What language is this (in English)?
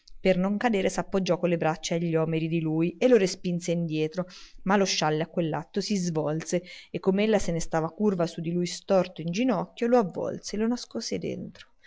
Italian